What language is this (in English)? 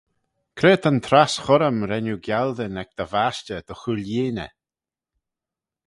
Manx